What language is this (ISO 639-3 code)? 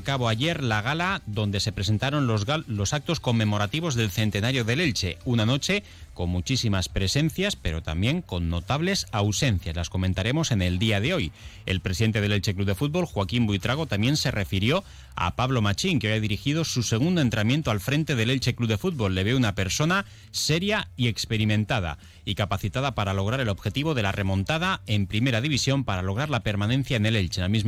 spa